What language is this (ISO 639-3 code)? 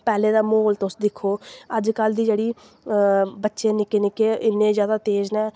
doi